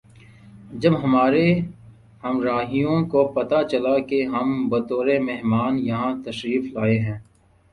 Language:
Urdu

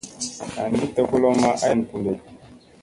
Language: Musey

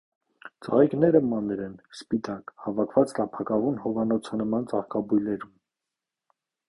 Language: Armenian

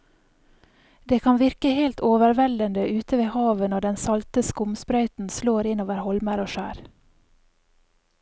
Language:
Norwegian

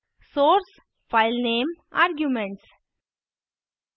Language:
Hindi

